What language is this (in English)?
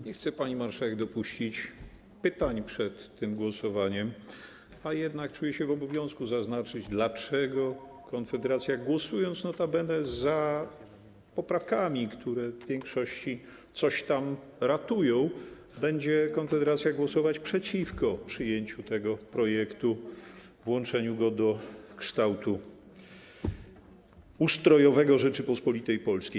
Polish